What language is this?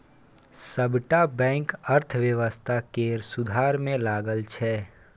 Maithili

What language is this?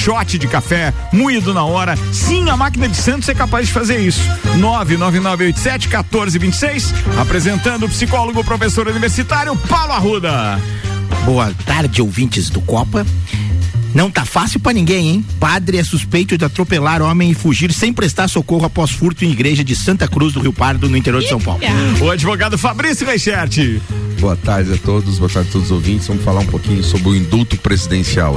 Portuguese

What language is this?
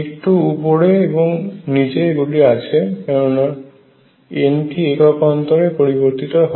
Bangla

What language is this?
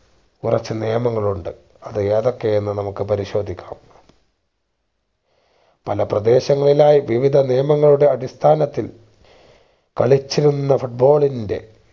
Malayalam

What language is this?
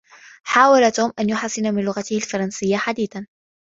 Arabic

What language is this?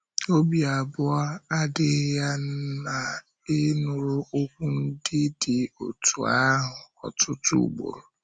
Igbo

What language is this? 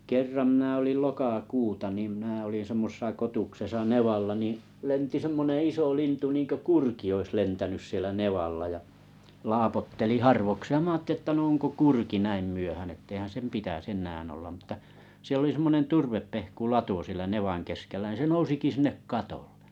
Finnish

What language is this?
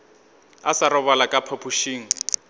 Northern Sotho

